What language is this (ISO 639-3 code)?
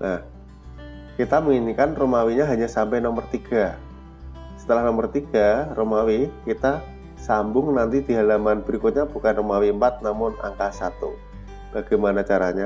ind